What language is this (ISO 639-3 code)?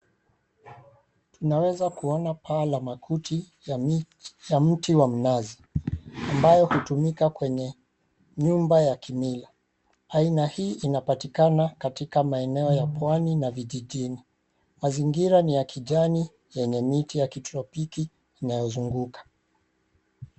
swa